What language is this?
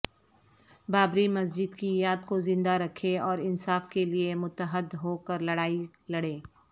Urdu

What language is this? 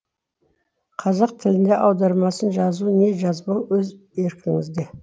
Kazakh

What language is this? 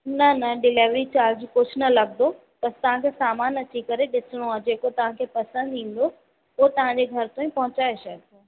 Sindhi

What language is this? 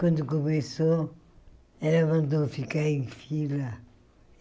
Portuguese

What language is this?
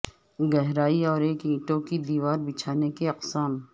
Urdu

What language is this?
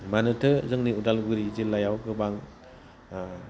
Bodo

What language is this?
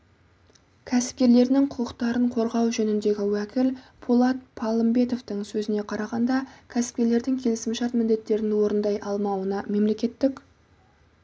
Kazakh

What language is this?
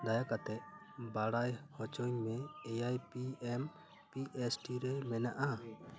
Santali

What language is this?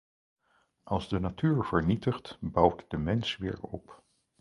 Dutch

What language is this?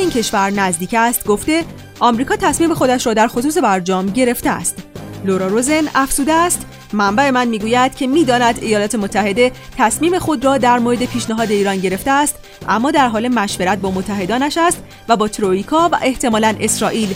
Persian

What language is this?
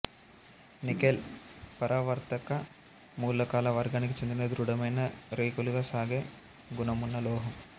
Telugu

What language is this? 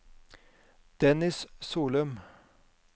Norwegian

